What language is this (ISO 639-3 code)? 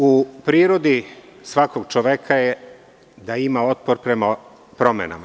srp